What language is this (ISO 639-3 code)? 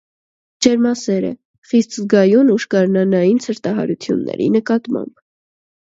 hye